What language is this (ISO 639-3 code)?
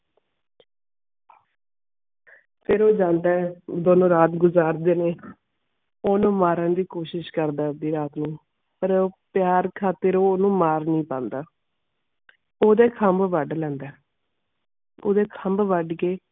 pan